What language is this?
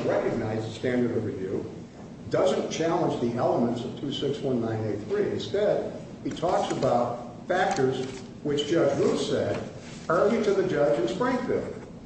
English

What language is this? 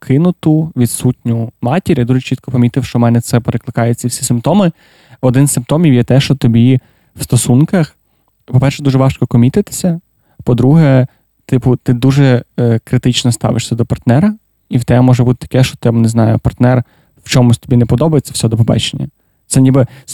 Ukrainian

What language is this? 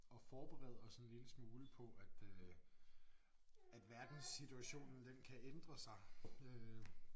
Danish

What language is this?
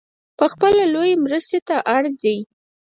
Pashto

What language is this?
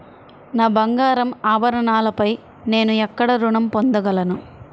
Telugu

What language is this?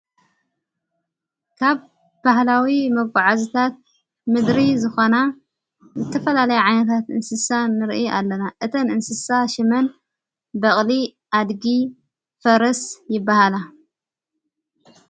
Tigrinya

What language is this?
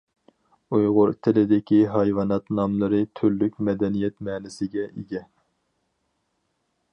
Uyghur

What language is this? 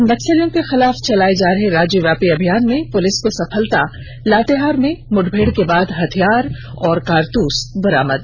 Hindi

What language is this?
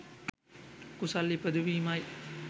Sinhala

